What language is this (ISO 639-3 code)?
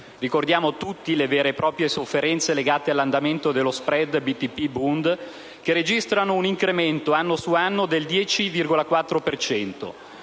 ita